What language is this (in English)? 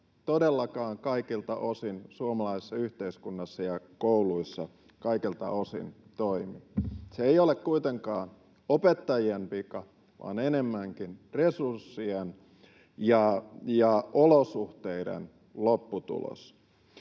Finnish